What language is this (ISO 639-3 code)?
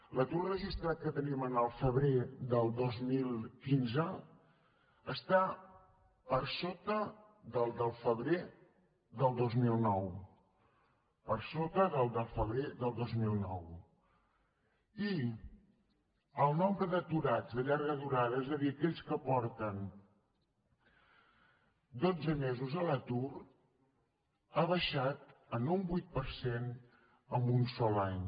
cat